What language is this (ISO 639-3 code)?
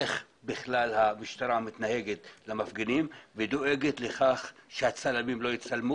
heb